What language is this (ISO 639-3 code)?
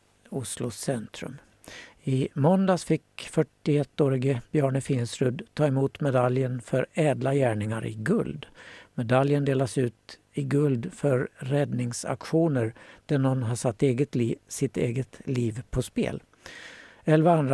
swe